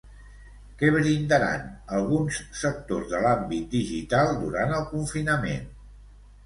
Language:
Catalan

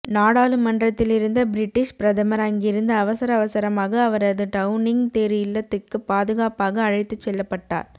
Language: Tamil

